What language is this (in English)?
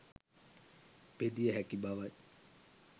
Sinhala